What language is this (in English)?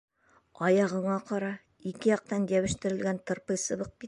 Bashkir